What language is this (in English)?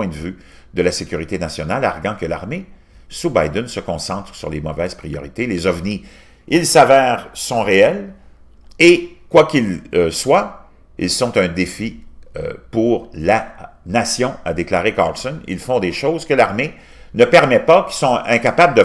French